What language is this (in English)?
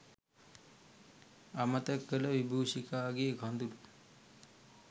Sinhala